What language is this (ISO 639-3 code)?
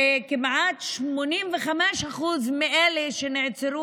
heb